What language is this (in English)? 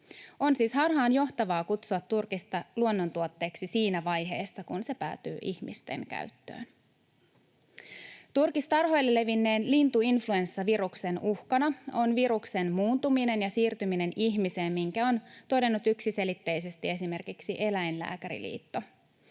Finnish